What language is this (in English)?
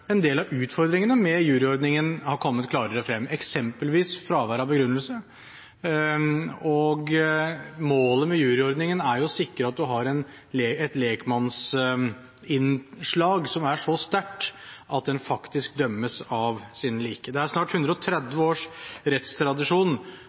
Norwegian Bokmål